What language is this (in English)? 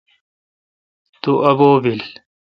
Kalkoti